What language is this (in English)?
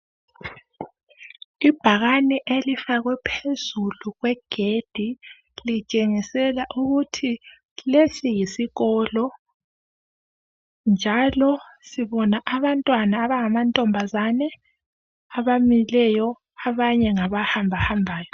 North Ndebele